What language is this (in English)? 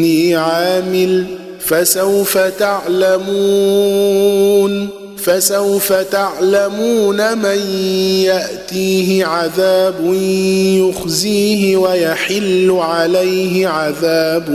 Arabic